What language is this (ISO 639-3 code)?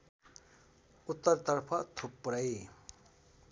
nep